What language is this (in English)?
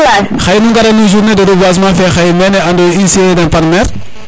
Serer